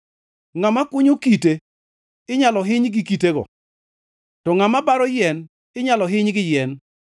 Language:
Luo (Kenya and Tanzania)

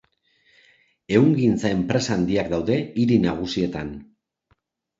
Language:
Basque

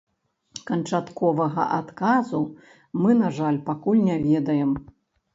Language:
Belarusian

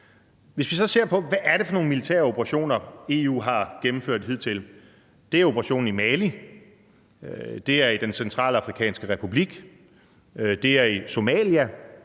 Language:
Danish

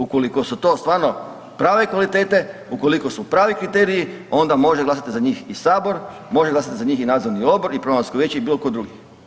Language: Croatian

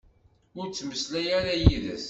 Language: Kabyle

